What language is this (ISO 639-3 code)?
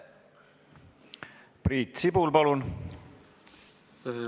est